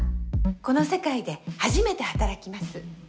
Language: Japanese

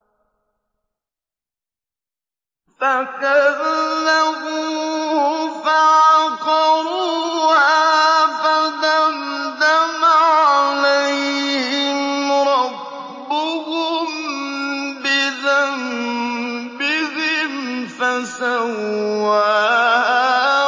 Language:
Arabic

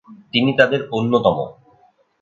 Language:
Bangla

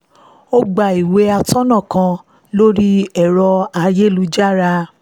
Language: Yoruba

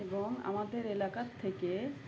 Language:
Bangla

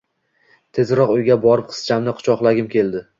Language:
Uzbek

